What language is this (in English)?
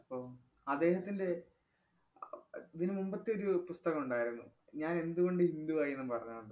Malayalam